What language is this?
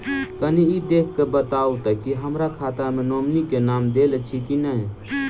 Maithili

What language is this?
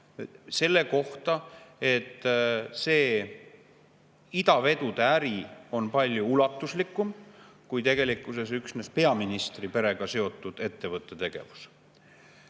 Estonian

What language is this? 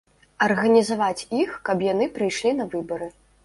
Belarusian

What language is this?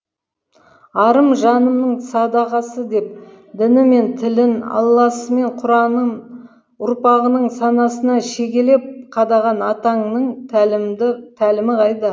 Kazakh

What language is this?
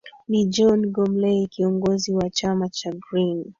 Swahili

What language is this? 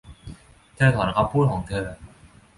Thai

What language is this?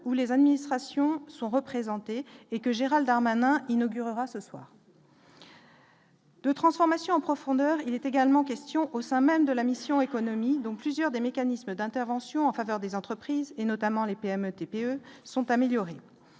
French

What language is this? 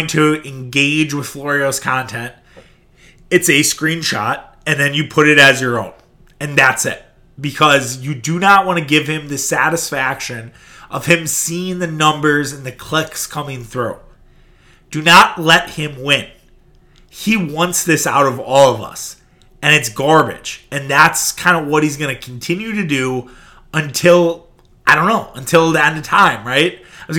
English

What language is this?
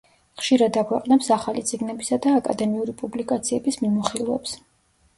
Georgian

